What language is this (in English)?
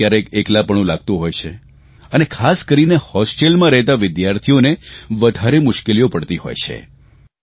Gujarati